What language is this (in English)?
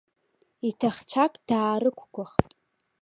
Abkhazian